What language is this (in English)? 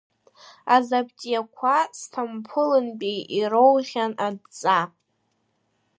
Abkhazian